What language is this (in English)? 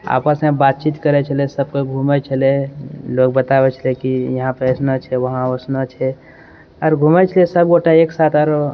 Maithili